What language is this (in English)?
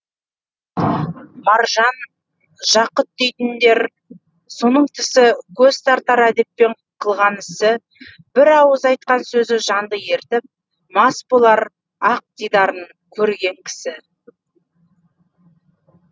Kazakh